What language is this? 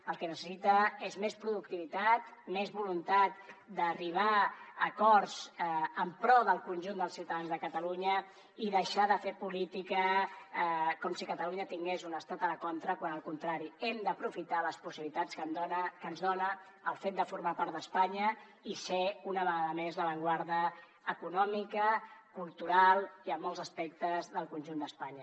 Catalan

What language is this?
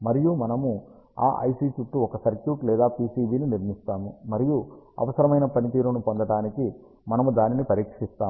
Telugu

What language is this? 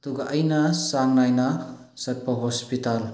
Manipuri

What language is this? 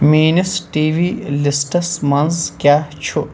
Kashmiri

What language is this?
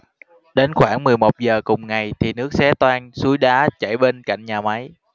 Vietnamese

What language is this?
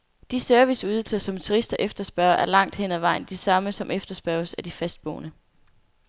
Danish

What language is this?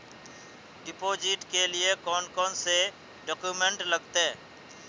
Magahi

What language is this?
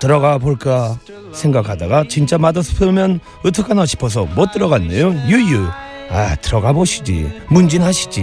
Korean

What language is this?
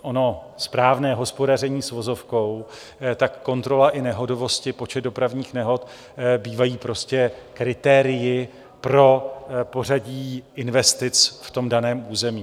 Czech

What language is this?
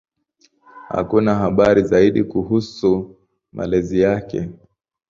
Swahili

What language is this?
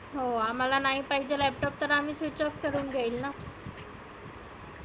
Marathi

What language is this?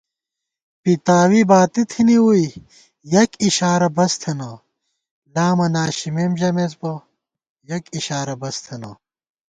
Gawar-Bati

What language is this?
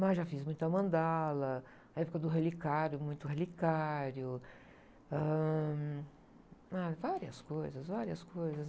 Portuguese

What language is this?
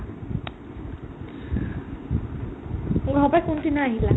Assamese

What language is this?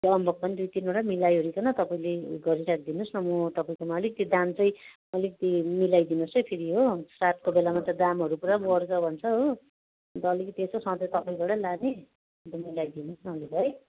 Nepali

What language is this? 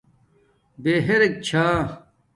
Domaaki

